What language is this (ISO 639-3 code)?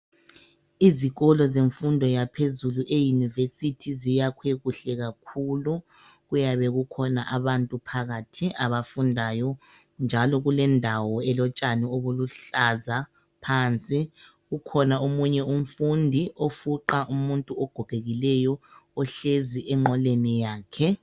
nde